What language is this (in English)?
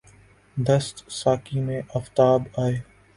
Urdu